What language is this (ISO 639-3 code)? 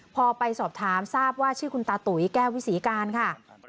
tha